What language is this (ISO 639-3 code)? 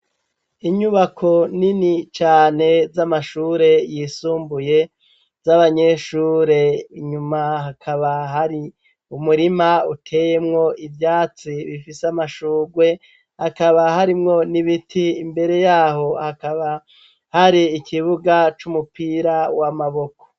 run